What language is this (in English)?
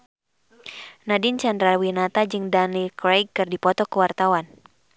Sundanese